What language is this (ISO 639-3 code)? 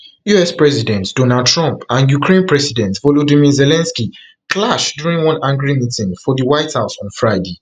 pcm